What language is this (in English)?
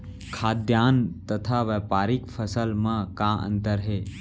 Chhattisgarhi